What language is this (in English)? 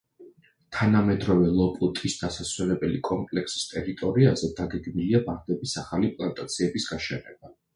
Georgian